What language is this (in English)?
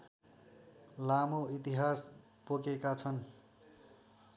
Nepali